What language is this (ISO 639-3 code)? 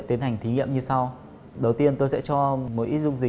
vie